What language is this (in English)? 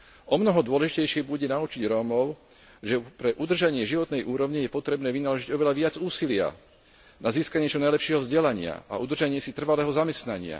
Slovak